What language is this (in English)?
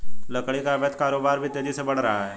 Hindi